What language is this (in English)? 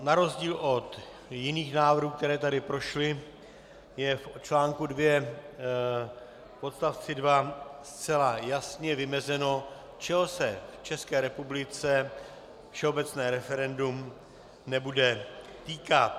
Czech